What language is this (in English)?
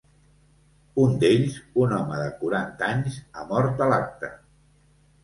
Catalan